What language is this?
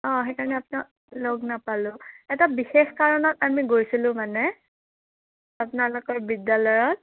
Assamese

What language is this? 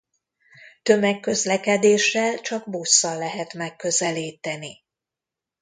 Hungarian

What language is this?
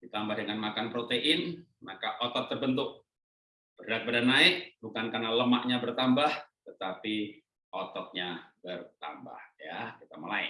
Indonesian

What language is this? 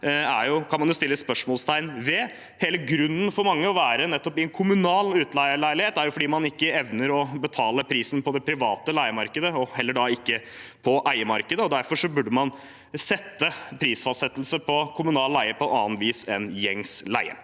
Norwegian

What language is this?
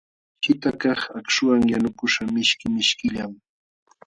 Jauja Wanca Quechua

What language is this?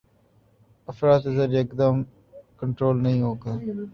Urdu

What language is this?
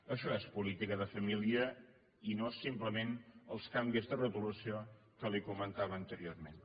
Catalan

